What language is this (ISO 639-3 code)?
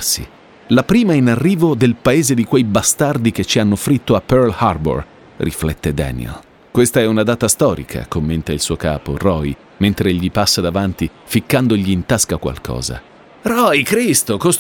ita